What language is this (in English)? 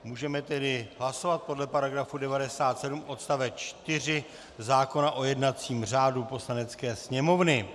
Czech